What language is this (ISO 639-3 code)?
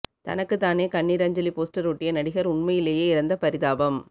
tam